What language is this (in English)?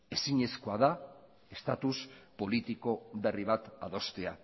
Basque